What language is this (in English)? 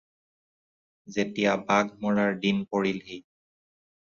Assamese